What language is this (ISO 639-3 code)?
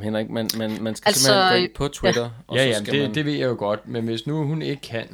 dan